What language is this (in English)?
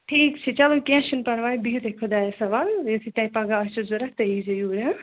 Kashmiri